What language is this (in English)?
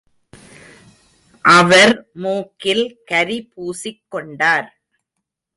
Tamil